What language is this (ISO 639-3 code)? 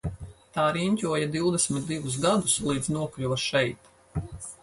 lav